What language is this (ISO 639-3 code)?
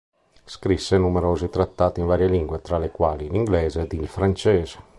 ita